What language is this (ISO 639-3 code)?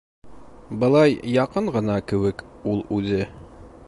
bak